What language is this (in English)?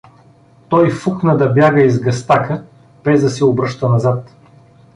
Bulgarian